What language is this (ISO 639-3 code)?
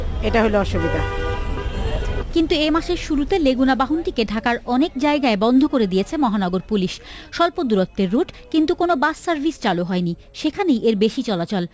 ben